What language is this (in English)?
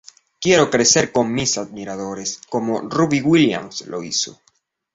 Spanish